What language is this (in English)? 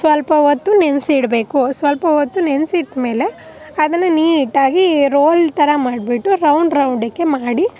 Kannada